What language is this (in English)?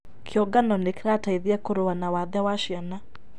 Kikuyu